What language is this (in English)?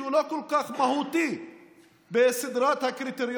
Hebrew